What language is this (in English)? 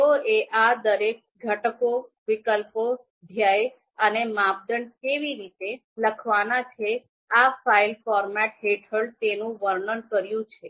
Gujarati